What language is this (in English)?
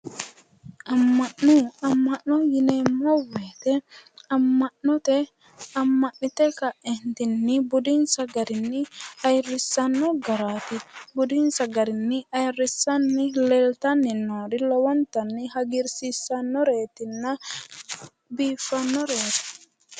Sidamo